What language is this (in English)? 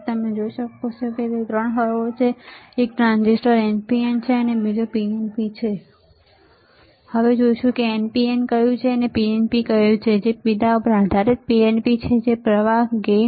Gujarati